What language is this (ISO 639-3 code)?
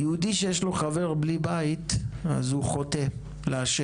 heb